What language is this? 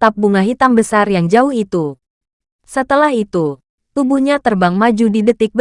Indonesian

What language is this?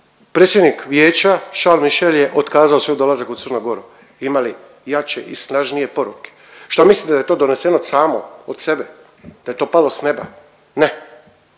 Croatian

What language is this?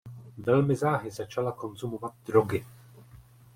Czech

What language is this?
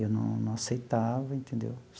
Portuguese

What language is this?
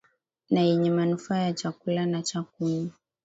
Swahili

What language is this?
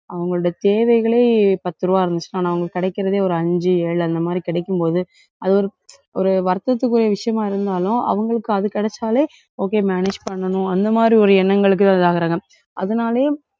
Tamil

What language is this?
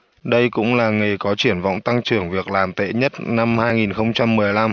Vietnamese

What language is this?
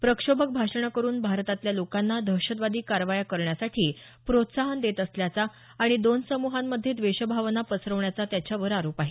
Marathi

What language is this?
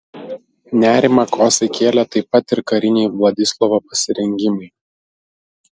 Lithuanian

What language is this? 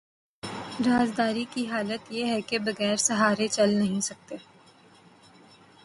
Urdu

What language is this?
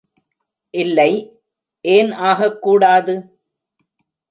Tamil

